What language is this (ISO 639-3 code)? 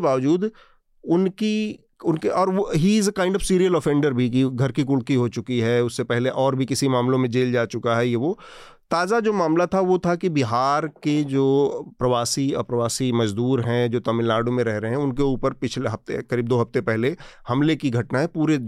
hin